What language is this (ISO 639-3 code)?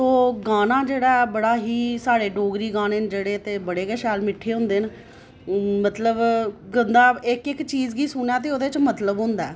doi